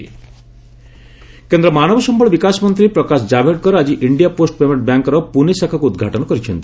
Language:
Odia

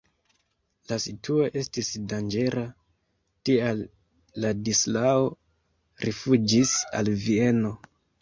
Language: Esperanto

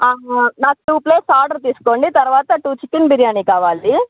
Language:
Telugu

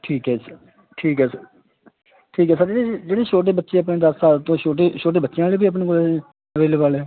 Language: Punjabi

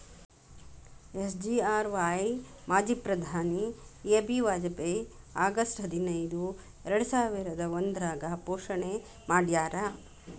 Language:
Kannada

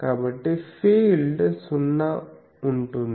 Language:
Telugu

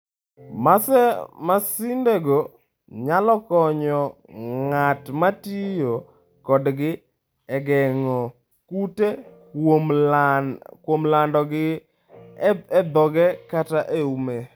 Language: Luo (Kenya and Tanzania)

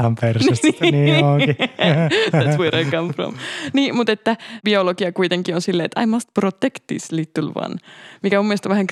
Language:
Finnish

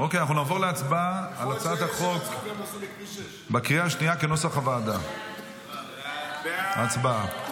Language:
Hebrew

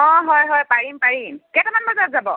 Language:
Assamese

